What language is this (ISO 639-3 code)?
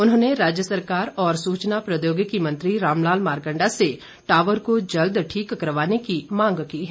hin